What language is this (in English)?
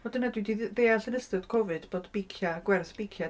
Welsh